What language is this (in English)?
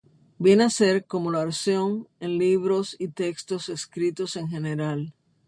Spanish